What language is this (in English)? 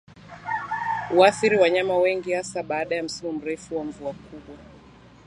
Swahili